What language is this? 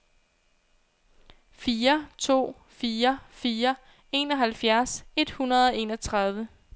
Danish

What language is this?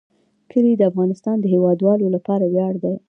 Pashto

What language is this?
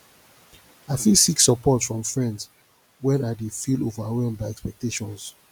Nigerian Pidgin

